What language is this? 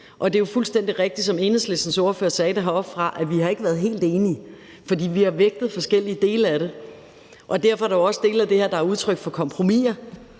Danish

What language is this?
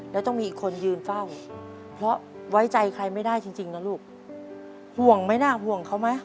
Thai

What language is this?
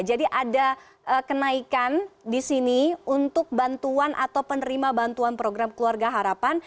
Indonesian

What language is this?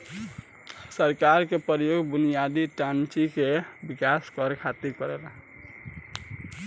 Bhojpuri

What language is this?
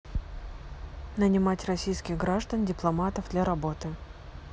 Russian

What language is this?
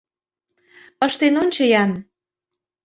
Mari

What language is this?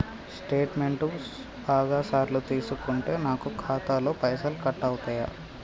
Telugu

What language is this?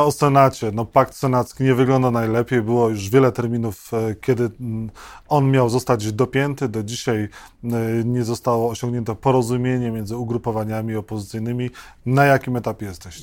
Polish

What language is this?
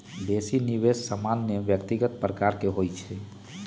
Magahi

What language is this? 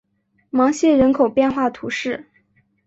Chinese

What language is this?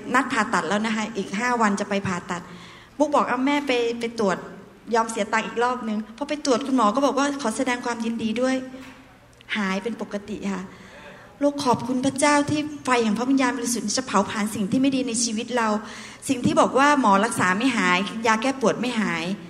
Thai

